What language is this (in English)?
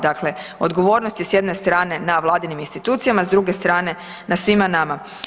Croatian